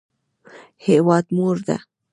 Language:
Pashto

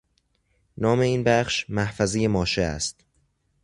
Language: Persian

